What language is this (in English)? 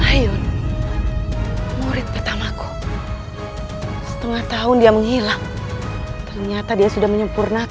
Indonesian